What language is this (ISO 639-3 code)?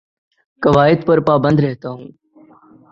urd